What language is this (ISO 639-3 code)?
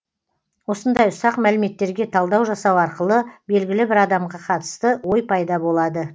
kaz